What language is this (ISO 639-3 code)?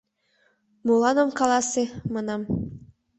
chm